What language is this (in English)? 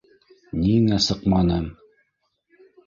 Bashkir